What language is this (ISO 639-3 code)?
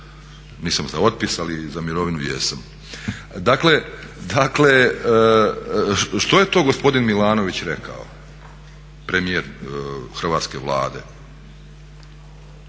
hrv